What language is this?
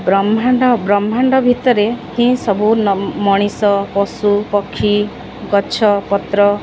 Odia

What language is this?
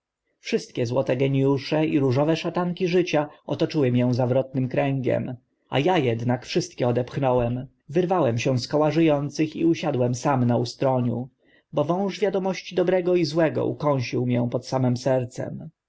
Polish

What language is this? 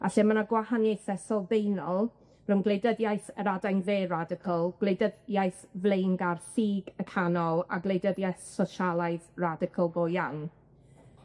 Welsh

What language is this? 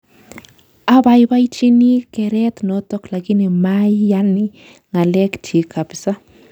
Kalenjin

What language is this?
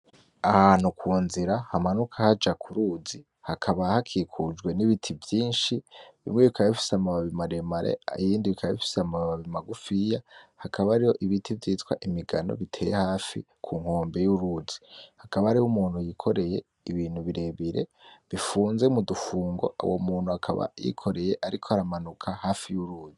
Rundi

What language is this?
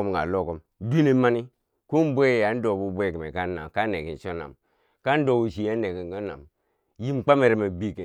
Bangwinji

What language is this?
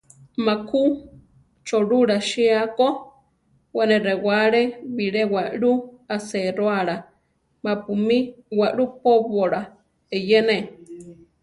Central Tarahumara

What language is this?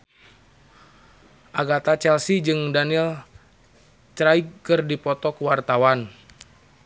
Sundanese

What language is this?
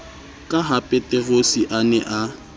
Southern Sotho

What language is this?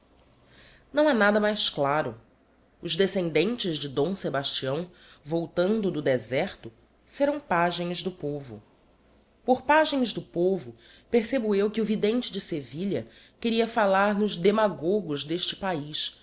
Portuguese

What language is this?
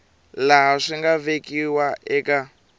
Tsonga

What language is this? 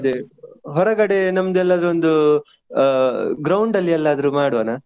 Kannada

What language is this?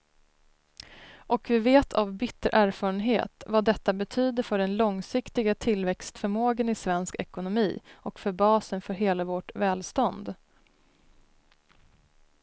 Swedish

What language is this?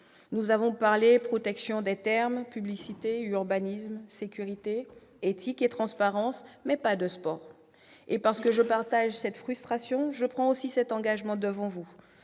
French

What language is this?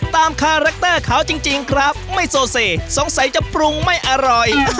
Thai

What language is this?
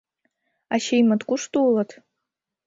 Mari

